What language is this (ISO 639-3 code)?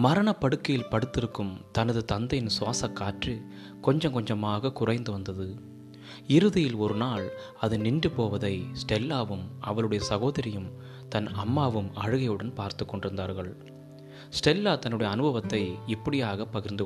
tam